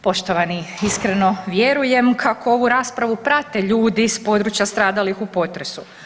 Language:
Croatian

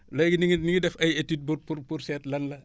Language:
Wolof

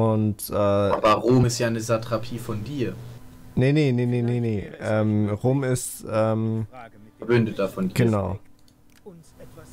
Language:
German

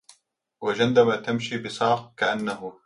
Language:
Arabic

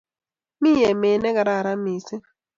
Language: Kalenjin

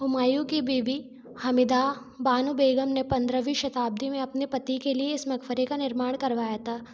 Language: Hindi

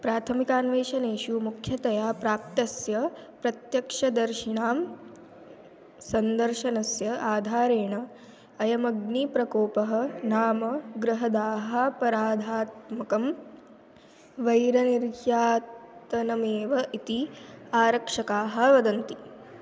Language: Sanskrit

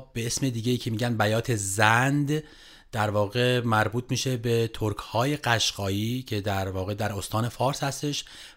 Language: Persian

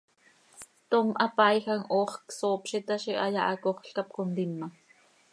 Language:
Seri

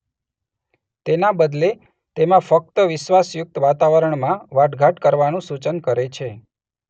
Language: Gujarati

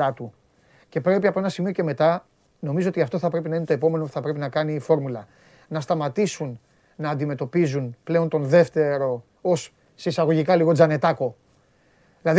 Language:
Greek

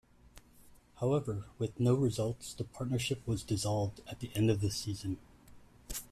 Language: English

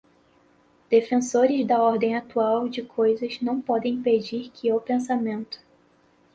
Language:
Portuguese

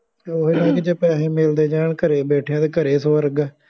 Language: Punjabi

